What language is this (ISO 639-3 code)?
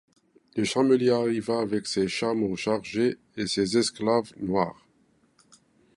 fra